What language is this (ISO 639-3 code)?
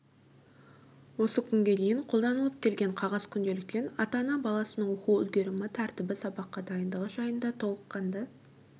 kaz